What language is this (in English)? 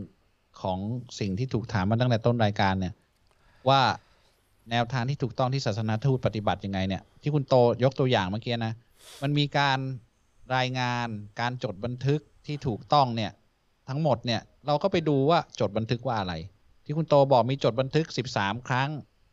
Thai